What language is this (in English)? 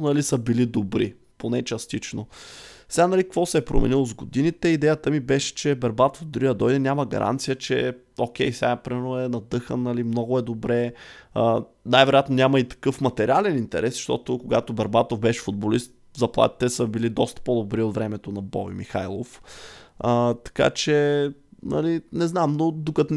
Bulgarian